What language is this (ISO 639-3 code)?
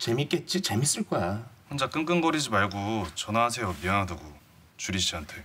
kor